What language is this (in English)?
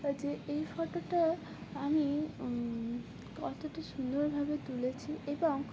Bangla